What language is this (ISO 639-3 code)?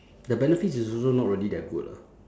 eng